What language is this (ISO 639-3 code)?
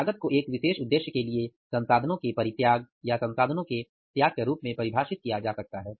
hin